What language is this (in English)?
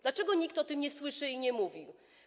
Polish